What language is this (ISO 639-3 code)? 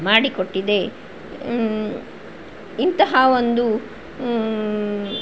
kan